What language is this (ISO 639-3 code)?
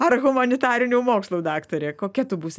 lit